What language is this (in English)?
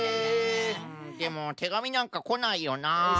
Japanese